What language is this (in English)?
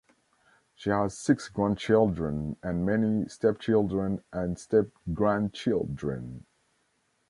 English